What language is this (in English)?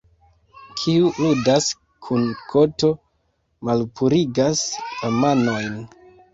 Esperanto